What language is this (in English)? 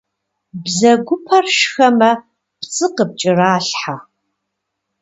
Kabardian